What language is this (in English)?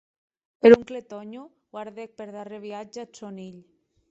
Occitan